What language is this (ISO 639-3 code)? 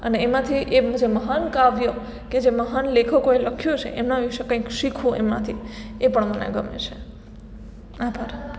guj